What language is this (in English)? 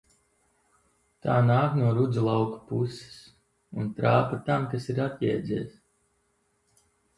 Latvian